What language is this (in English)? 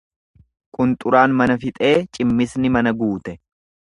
Oromo